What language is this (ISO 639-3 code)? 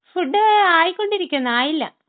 mal